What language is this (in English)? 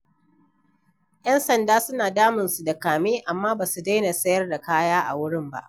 Hausa